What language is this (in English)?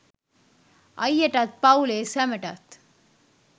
Sinhala